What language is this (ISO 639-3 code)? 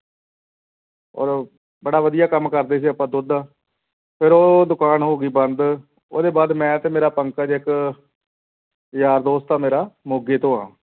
pan